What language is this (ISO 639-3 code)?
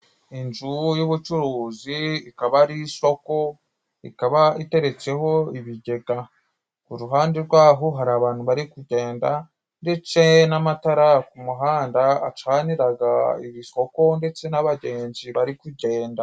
kin